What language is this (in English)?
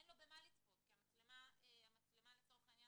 Hebrew